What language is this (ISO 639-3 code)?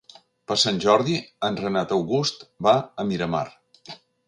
cat